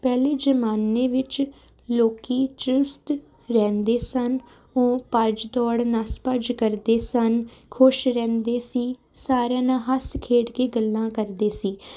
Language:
Punjabi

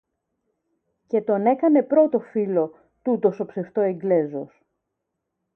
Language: Greek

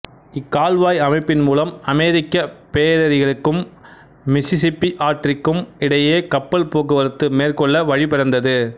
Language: Tamil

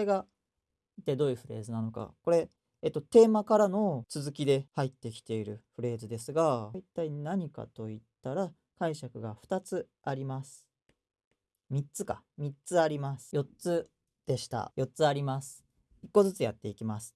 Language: Japanese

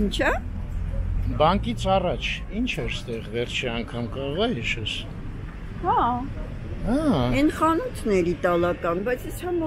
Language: Romanian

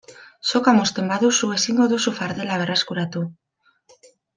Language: Basque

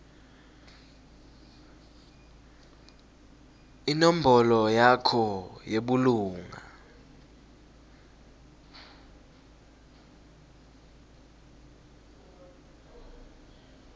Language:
Swati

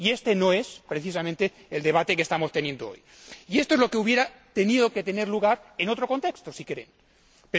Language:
Spanish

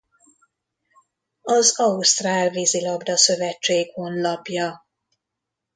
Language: Hungarian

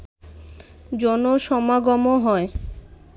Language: Bangla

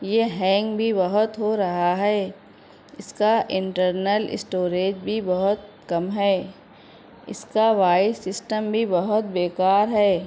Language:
Urdu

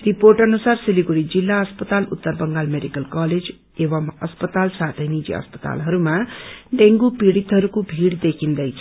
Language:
Nepali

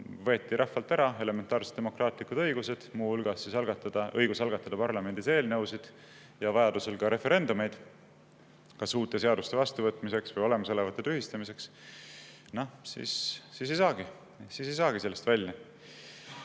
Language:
Estonian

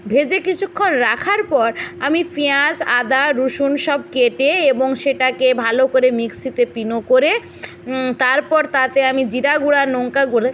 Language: Bangla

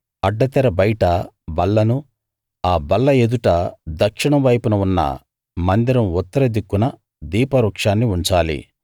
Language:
Telugu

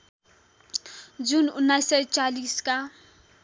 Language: Nepali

